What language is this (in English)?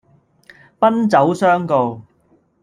Cantonese